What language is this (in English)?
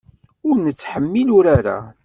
Kabyle